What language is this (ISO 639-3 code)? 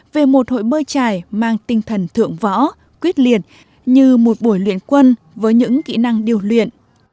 vie